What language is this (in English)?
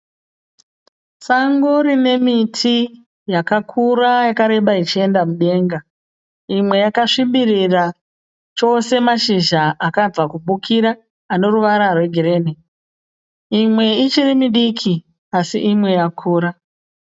Shona